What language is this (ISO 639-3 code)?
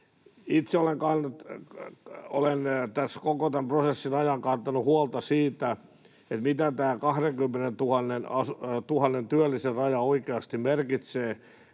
fin